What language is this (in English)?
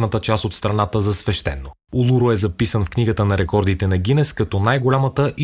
Bulgarian